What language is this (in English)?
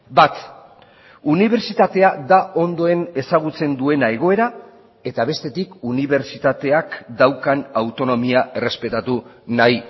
Basque